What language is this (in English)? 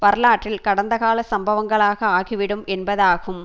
Tamil